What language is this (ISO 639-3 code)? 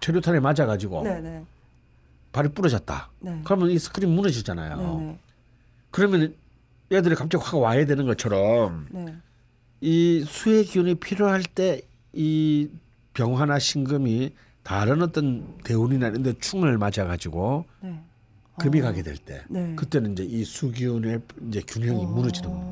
kor